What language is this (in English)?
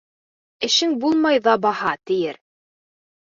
Bashkir